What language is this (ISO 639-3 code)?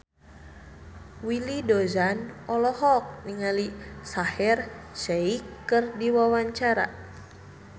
sun